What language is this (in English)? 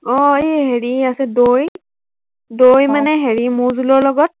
Assamese